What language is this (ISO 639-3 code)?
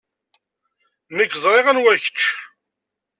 kab